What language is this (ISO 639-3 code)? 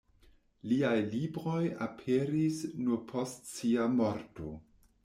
epo